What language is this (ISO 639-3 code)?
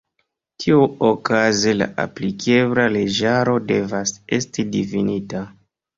epo